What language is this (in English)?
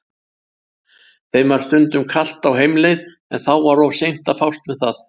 Icelandic